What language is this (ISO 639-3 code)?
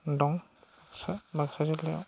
brx